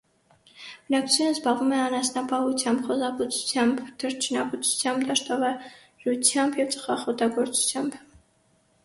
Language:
Armenian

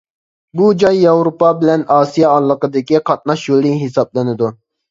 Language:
Uyghur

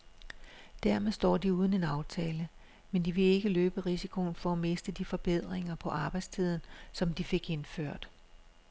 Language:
Danish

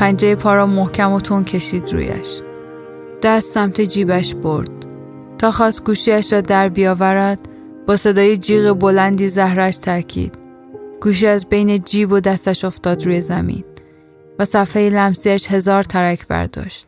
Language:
Persian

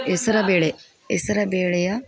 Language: Kannada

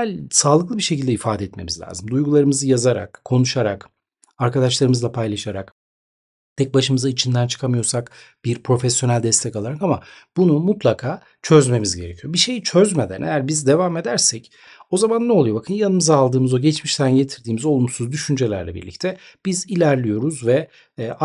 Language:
Turkish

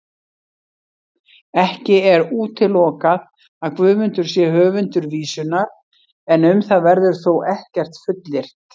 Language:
Icelandic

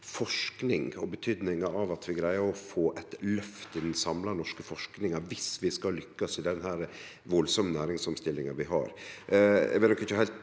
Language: Norwegian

